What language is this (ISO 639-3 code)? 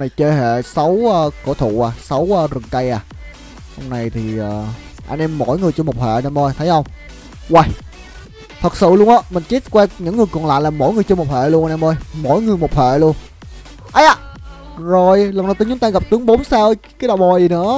vie